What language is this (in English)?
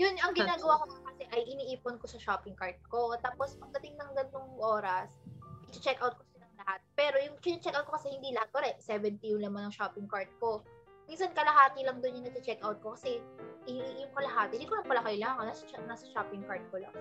Filipino